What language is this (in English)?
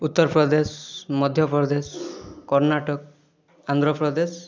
Odia